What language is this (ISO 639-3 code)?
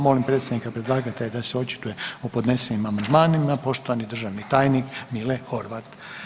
hrv